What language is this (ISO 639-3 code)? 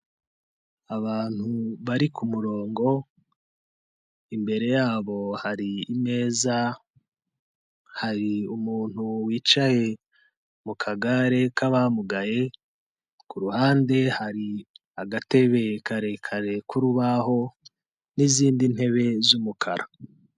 kin